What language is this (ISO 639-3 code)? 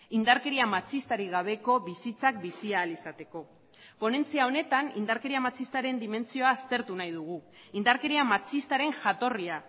eus